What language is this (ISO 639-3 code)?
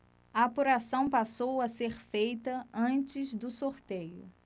por